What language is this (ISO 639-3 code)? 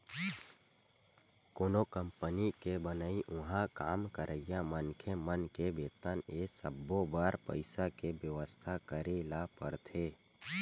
hne